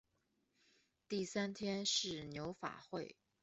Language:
Chinese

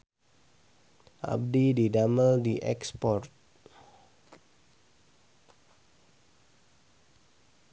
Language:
Sundanese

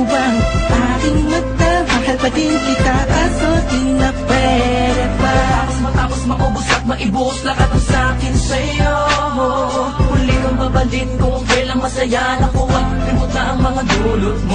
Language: Turkish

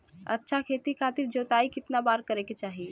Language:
Bhojpuri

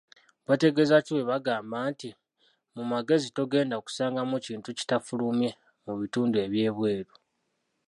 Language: Ganda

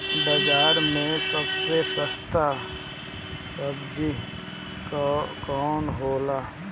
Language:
Bhojpuri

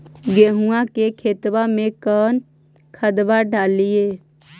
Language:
Magahi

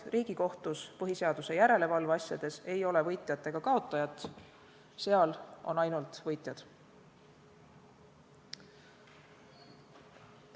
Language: Estonian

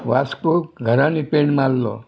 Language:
Konkani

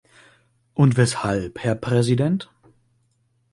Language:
German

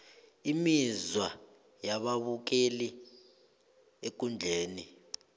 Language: South Ndebele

